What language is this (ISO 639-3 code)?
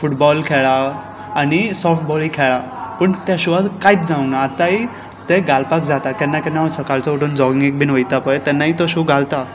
kok